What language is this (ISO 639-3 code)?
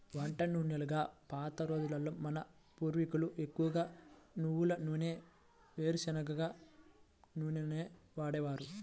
tel